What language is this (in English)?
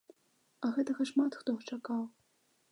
Belarusian